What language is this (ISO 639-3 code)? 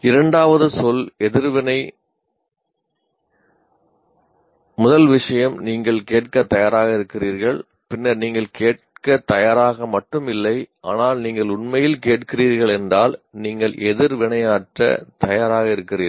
tam